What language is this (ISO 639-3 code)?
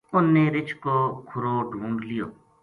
gju